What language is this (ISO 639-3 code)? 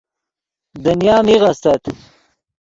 ydg